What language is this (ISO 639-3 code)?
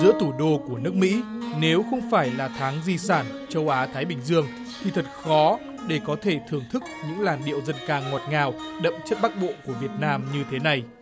vie